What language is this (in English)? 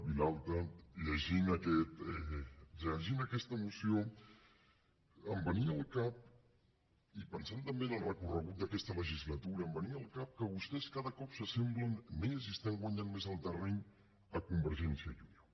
Catalan